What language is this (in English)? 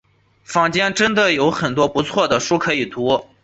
Chinese